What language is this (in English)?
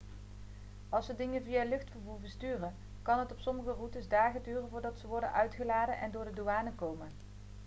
Dutch